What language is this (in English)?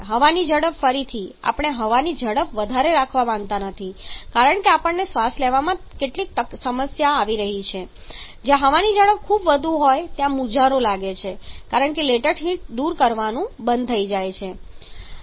Gujarati